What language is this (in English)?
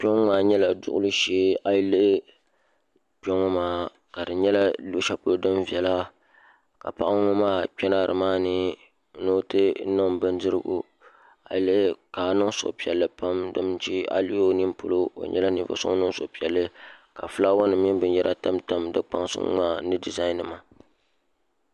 Dagbani